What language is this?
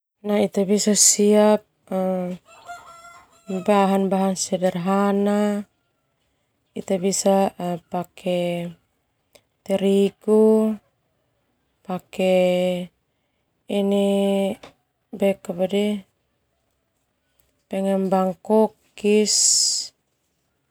Termanu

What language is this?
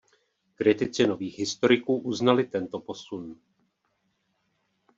Czech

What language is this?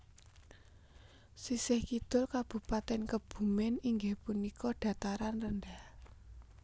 Javanese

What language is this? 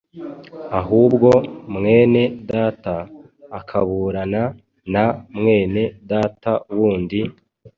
Kinyarwanda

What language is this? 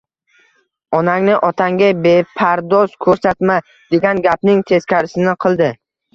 Uzbek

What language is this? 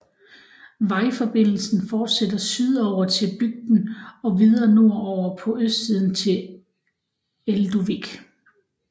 Danish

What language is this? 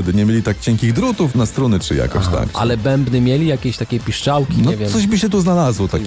Polish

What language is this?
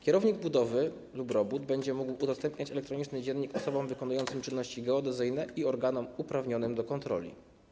Polish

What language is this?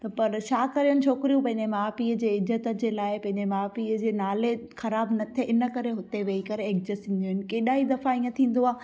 Sindhi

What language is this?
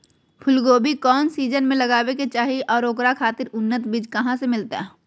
Magahi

